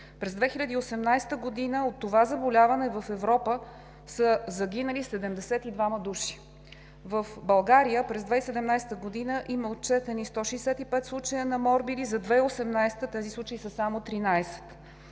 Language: Bulgarian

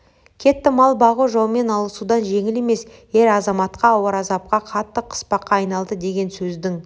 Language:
Kazakh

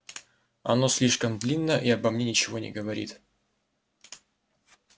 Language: Russian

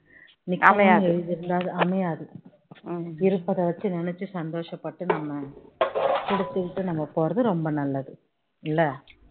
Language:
Tamil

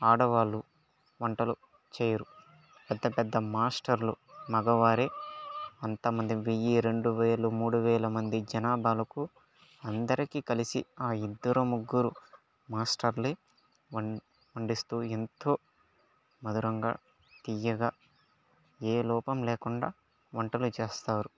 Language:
Telugu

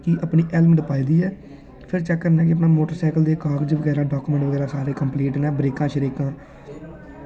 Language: Dogri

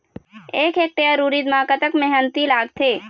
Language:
Chhattisgarhi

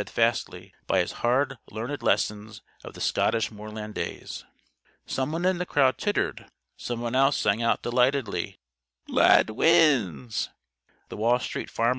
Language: English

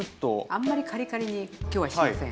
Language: Japanese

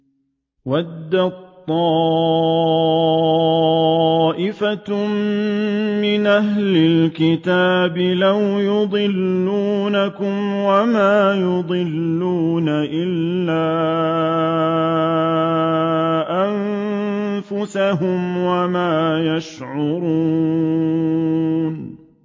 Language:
Arabic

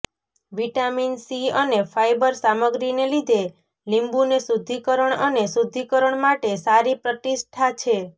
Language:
Gujarati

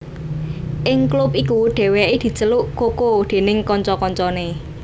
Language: Javanese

